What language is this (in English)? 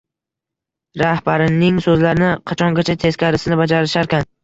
Uzbek